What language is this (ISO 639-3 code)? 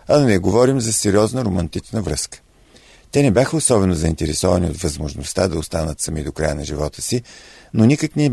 bul